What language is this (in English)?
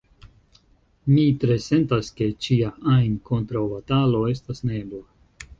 Esperanto